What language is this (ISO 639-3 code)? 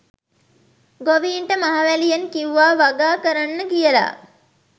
sin